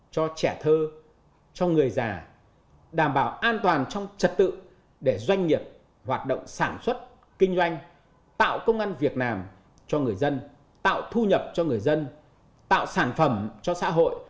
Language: Vietnamese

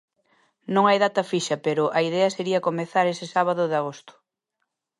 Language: Galician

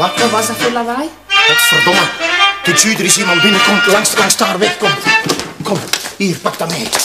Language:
Dutch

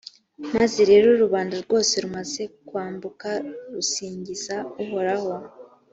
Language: Kinyarwanda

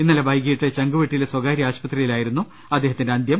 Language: Malayalam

